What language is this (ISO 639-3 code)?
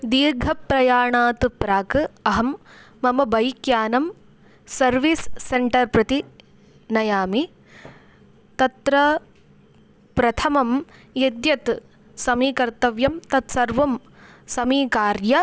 san